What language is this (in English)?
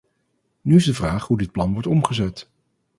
Dutch